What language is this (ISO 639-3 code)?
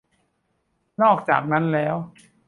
tha